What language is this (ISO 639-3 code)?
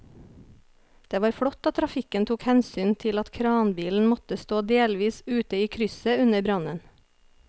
nor